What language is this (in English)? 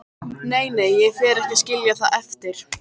Icelandic